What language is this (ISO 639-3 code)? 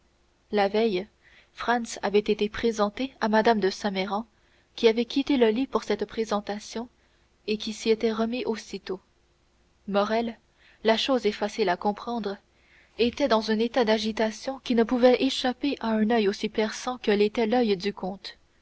fra